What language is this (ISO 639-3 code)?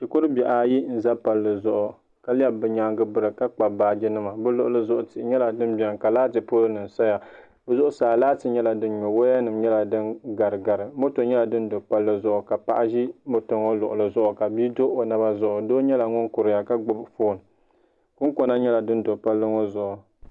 dag